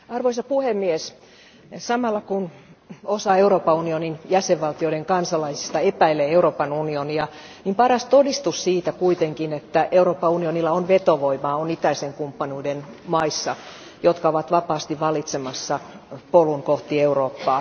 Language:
Finnish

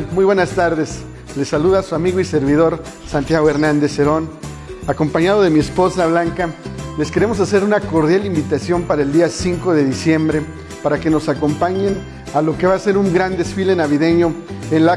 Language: Spanish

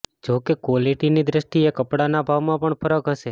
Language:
Gujarati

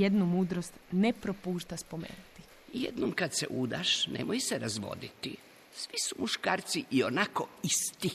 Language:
Croatian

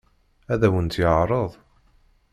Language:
Kabyle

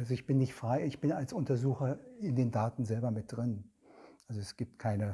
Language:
German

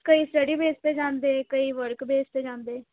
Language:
Punjabi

